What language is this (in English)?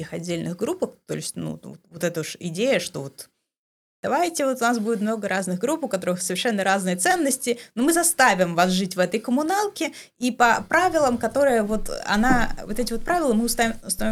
Russian